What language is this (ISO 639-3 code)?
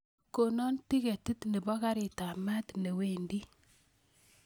kln